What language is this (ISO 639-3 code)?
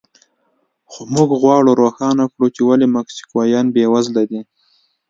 pus